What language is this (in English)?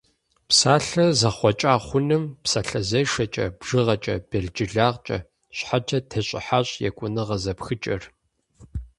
Kabardian